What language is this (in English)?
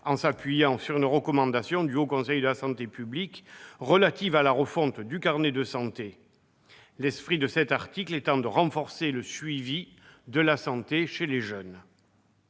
French